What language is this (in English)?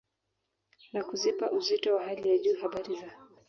Swahili